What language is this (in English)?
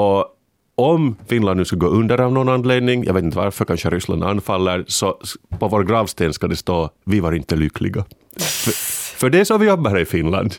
Swedish